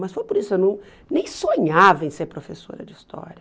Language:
Portuguese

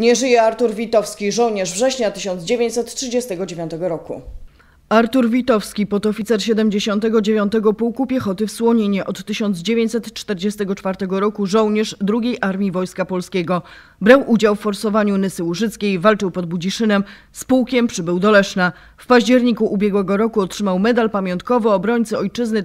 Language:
Polish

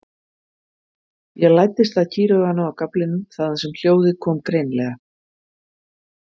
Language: Icelandic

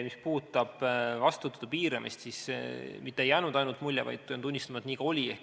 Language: Estonian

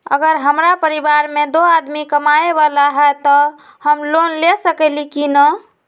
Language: Magahi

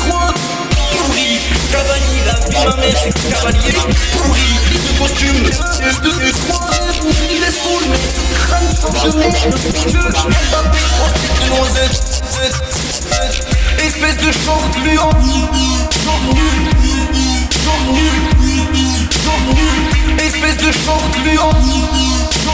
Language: French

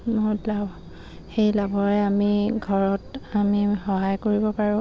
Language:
Assamese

